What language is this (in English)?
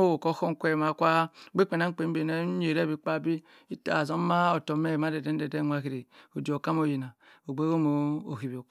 Cross River Mbembe